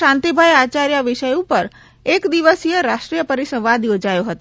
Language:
Gujarati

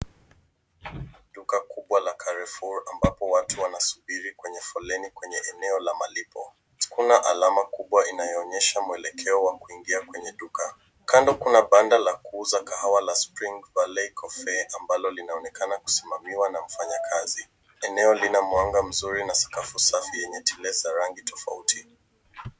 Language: Swahili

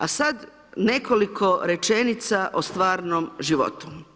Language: Croatian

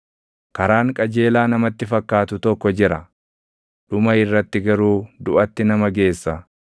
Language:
Oromo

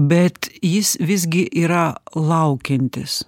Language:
Lithuanian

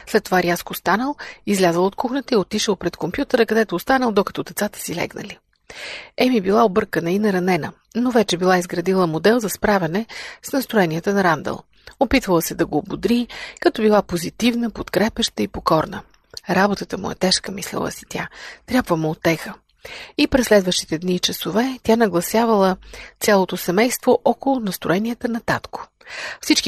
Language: Bulgarian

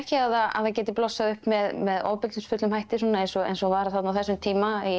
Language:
Icelandic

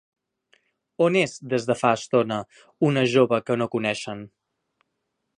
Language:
Catalan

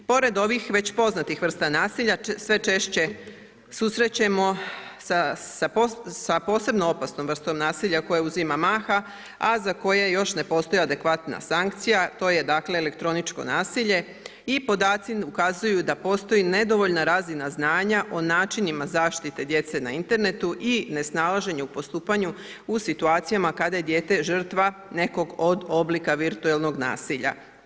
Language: Croatian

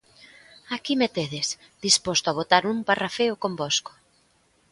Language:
Galician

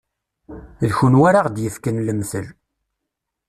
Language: Kabyle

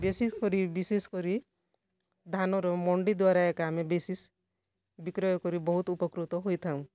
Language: Odia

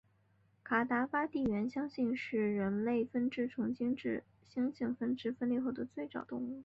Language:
Chinese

